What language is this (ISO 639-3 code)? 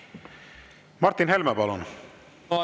est